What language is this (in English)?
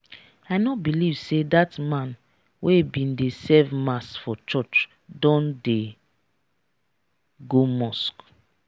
Nigerian Pidgin